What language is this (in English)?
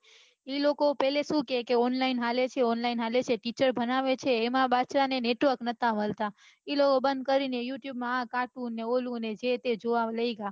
Gujarati